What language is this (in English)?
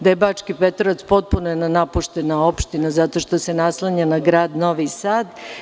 Serbian